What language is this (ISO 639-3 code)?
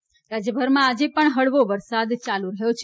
guj